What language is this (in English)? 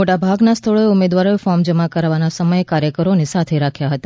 Gujarati